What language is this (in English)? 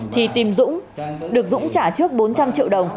Vietnamese